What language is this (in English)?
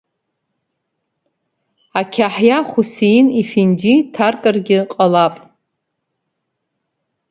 Abkhazian